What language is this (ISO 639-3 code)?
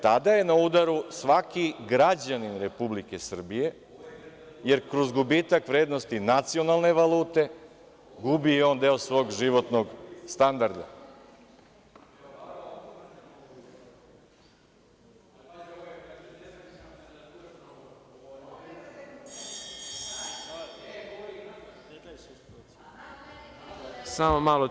srp